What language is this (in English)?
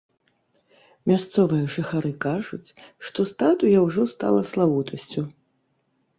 Belarusian